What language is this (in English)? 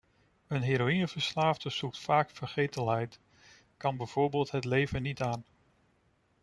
Dutch